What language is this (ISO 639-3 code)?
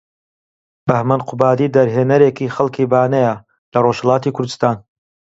ckb